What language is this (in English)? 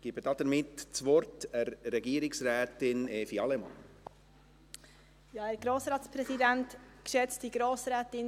Swiss German